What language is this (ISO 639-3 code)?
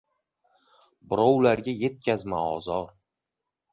uzb